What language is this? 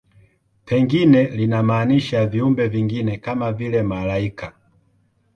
Swahili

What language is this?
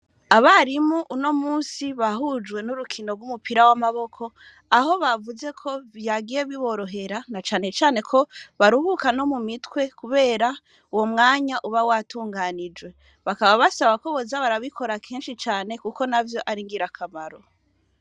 Rundi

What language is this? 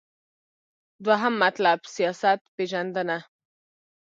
Pashto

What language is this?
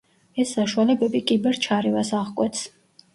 Georgian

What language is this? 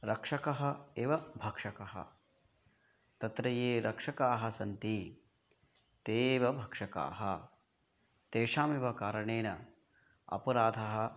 Sanskrit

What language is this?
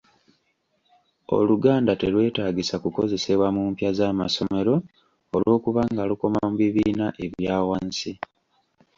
Ganda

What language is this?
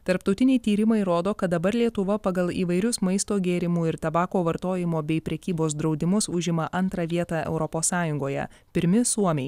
Lithuanian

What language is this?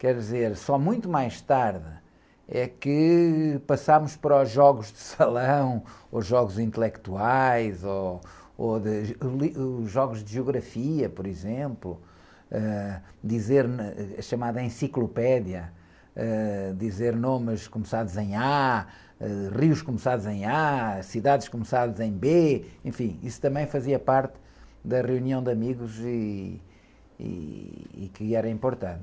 Portuguese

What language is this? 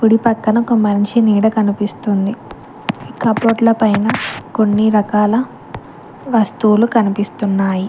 Telugu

